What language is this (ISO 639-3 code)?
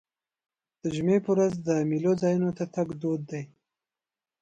pus